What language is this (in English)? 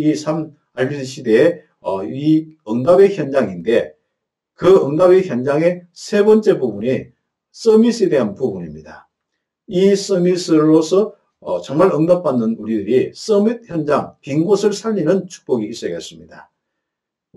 Korean